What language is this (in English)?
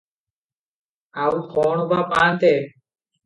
Odia